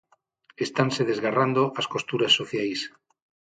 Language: Galician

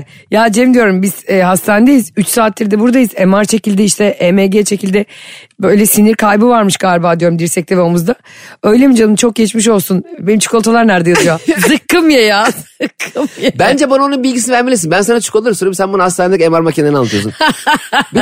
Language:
Turkish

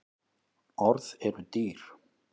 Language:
Icelandic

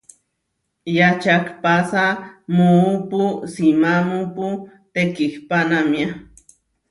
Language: Huarijio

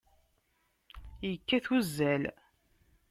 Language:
Kabyle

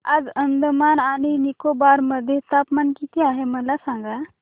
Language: Marathi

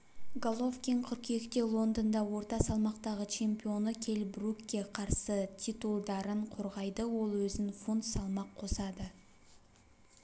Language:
Kazakh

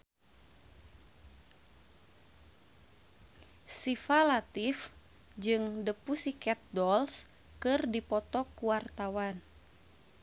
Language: Sundanese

